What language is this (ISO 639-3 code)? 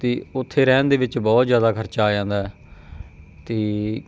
pan